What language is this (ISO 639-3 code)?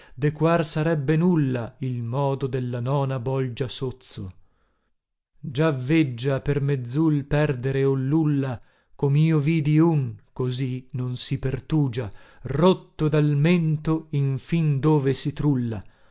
ita